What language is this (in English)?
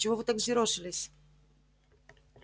Russian